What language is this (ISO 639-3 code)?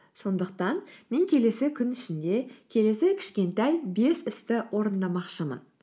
kaz